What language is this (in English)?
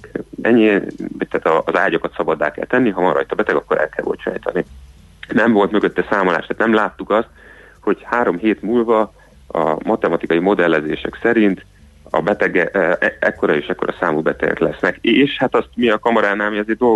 Hungarian